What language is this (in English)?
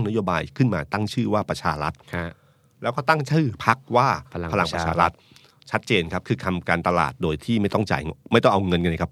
Thai